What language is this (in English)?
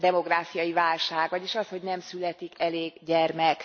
Hungarian